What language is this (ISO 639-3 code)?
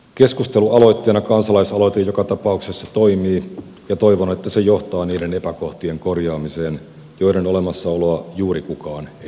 fin